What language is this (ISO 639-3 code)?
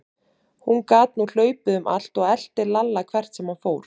isl